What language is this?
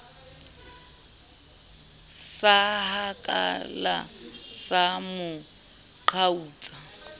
Southern Sotho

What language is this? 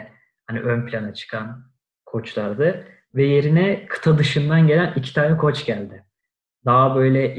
Turkish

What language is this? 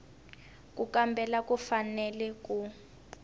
Tsonga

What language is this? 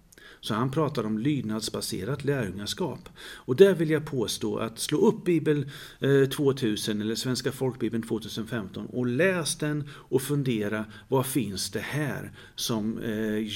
Swedish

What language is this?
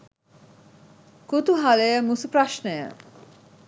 Sinhala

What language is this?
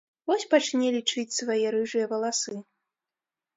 Belarusian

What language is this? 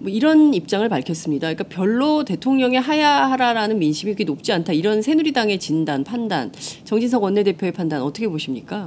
Korean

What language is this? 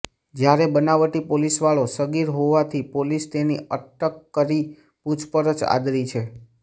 Gujarati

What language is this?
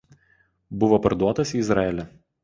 Lithuanian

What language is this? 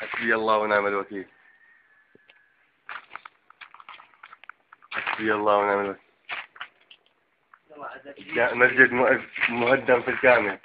Arabic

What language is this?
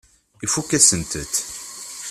Kabyle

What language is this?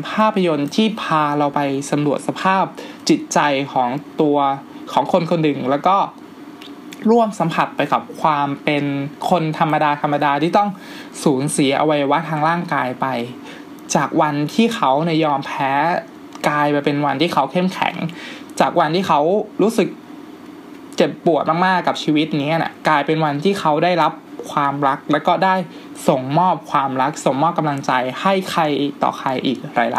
Thai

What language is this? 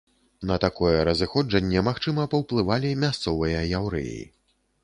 Belarusian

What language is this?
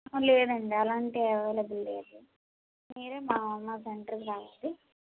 Telugu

